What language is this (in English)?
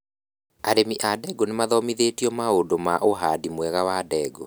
Kikuyu